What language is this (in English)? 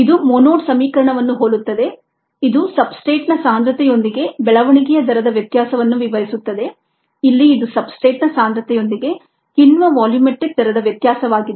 Kannada